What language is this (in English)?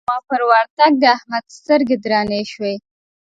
Pashto